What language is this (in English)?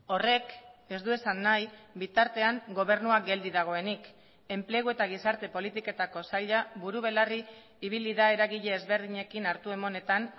Basque